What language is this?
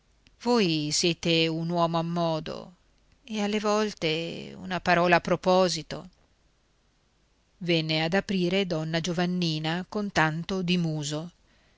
Italian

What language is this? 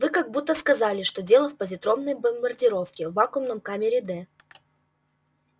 Russian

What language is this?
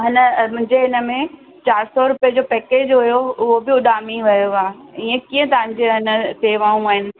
Sindhi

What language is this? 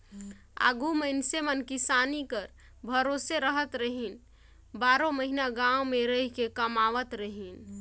Chhattisgarhi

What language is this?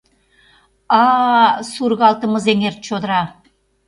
Mari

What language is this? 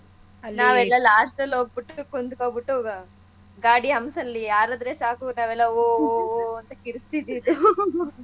Kannada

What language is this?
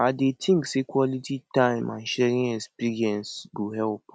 Nigerian Pidgin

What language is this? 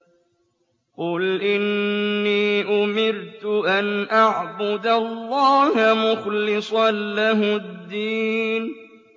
Arabic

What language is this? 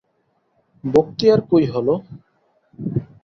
Bangla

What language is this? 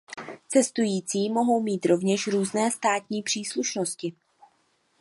Czech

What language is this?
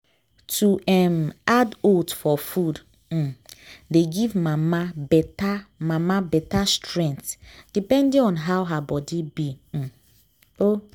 Nigerian Pidgin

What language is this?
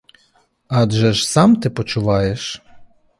Ukrainian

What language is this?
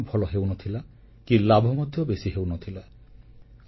Odia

